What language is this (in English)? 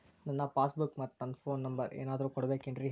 Kannada